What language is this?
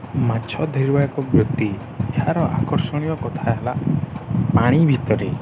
Odia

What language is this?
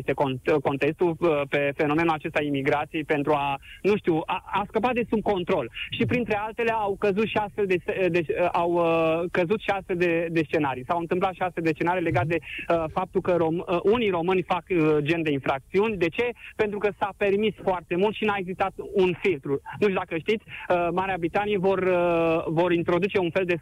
Romanian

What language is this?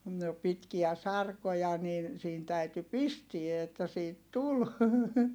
Finnish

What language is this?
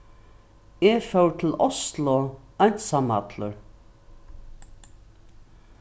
Faroese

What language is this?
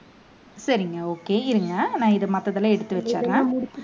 Tamil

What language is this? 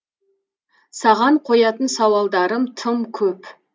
Kazakh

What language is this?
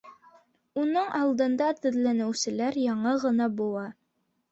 Bashkir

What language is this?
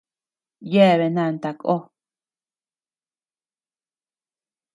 Tepeuxila Cuicatec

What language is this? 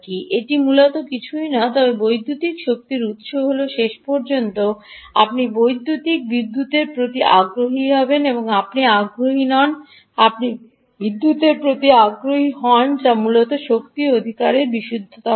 Bangla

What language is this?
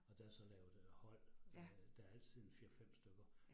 Danish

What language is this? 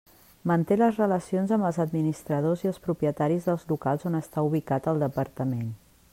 Catalan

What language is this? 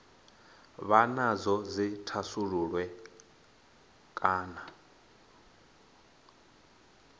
Venda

